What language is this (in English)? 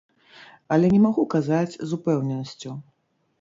Belarusian